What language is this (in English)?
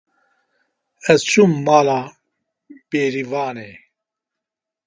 Kurdish